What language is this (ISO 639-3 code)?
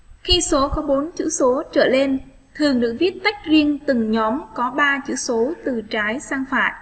vie